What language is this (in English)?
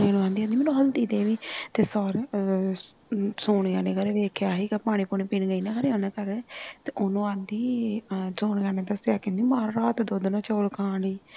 Punjabi